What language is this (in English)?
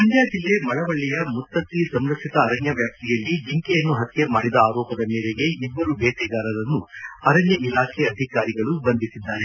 Kannada